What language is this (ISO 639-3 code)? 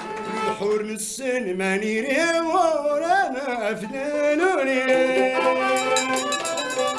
ara